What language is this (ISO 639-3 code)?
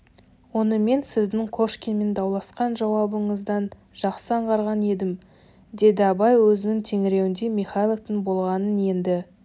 kaz